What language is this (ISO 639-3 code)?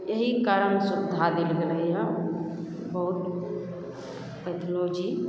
mai